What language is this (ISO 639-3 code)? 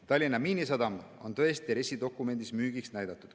est